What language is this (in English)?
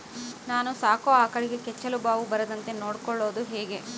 Kannada